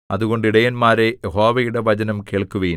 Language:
Malayalam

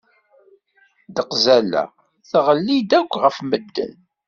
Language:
Kabyle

